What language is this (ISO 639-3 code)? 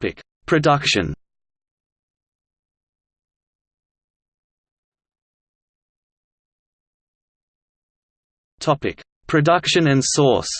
eng